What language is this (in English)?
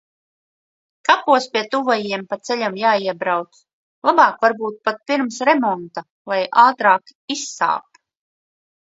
Latvian